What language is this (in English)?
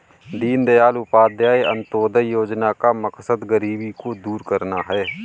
Hindi